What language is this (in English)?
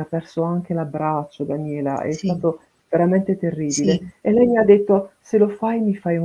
Italian